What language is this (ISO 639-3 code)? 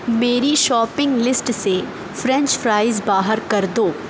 urd